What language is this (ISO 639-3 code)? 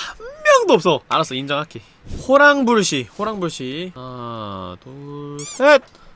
kor